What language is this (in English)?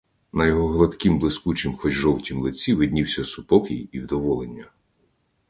Ukrainian